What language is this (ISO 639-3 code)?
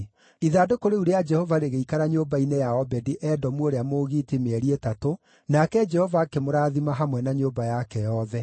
kik